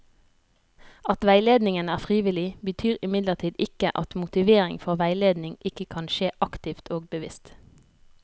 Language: Norwegian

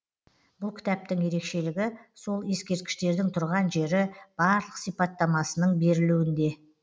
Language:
Kazakh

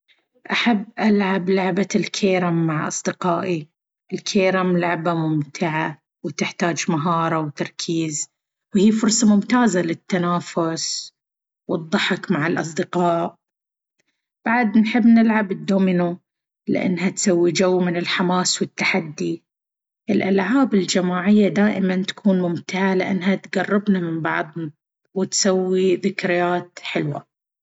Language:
Baharna Arabic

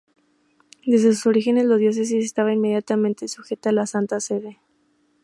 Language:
Spanish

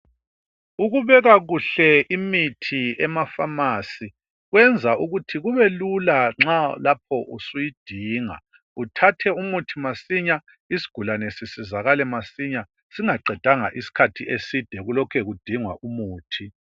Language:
North Ndebele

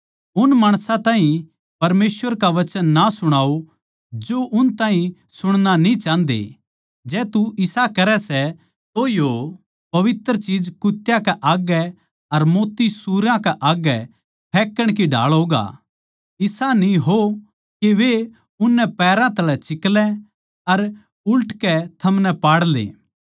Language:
Haryanvi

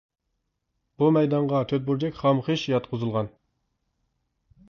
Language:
Uyghur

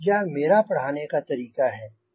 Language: Hindi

